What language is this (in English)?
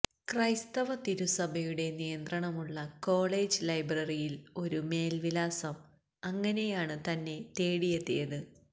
Malayalam